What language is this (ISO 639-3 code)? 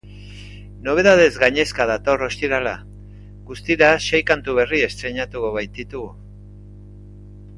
eus